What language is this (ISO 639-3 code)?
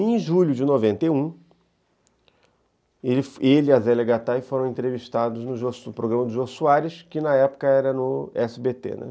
por